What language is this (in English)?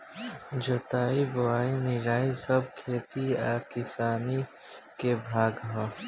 Bhojpuri